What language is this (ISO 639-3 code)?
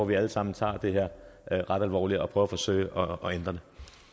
dan